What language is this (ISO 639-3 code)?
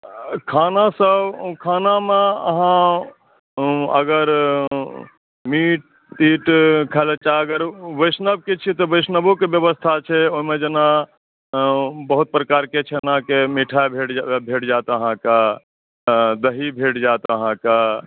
mai